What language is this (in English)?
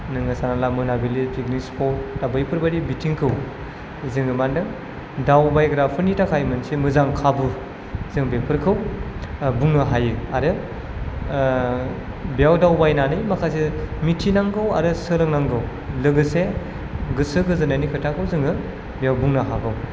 Bodo